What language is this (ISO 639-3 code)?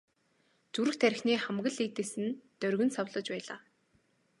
mon